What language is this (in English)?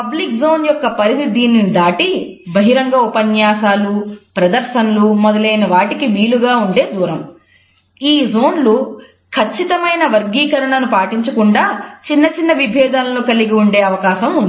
Telugu